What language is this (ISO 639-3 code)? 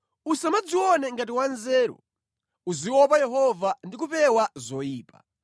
nya